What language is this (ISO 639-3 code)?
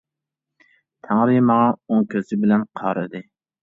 uig